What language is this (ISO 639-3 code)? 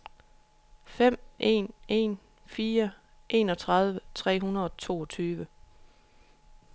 dan